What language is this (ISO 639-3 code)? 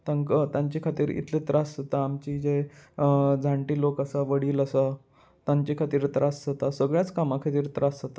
kok